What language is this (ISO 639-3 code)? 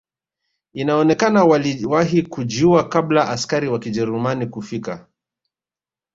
swa